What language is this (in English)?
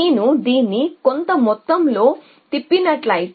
Telugu